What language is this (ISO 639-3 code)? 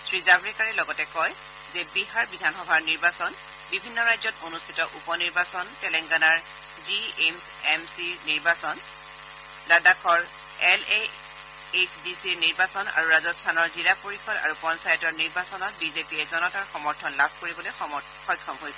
asm